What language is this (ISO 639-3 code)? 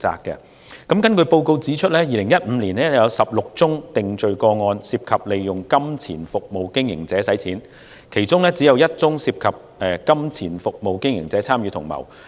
yue